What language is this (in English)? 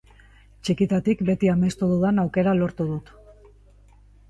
Basque